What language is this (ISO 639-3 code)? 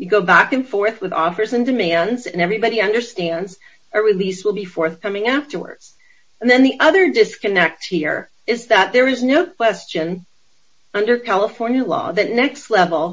eng